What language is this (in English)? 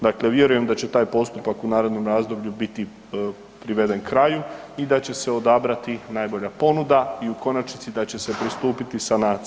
Croatian